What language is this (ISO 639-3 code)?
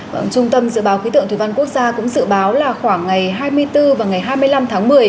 vie